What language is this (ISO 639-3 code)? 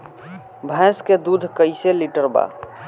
bho